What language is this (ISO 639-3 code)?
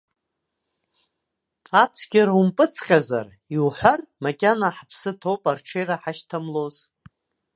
abk